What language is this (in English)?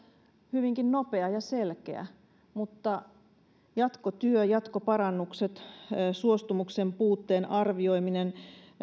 Finnish